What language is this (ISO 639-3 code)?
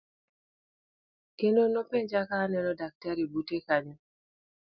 luo